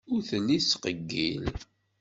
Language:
Kabyle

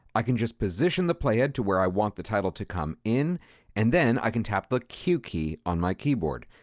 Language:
English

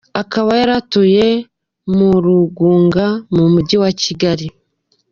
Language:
Kinyarwanda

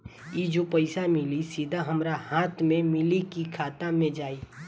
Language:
Bhojpuri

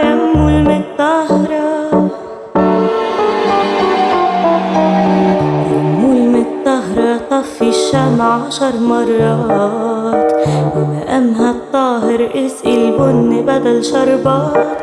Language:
Arabic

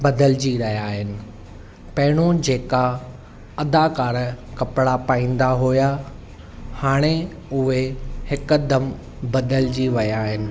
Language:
Sindhi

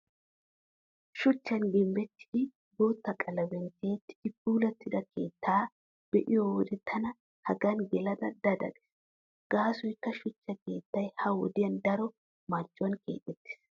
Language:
Wolaytta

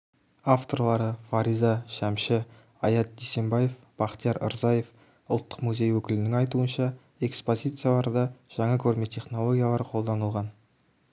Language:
Kazakh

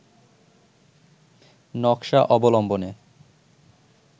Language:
Bangla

